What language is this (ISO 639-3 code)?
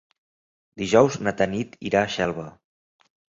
cat